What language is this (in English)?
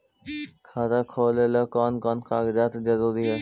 Magahi